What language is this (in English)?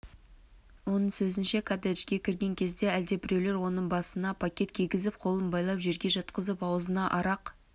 Kazakh